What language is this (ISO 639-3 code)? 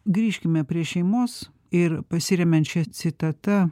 lit